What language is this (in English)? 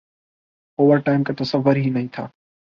Urdu